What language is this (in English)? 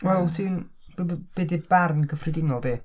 Welsh